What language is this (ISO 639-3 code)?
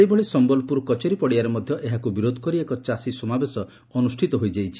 ori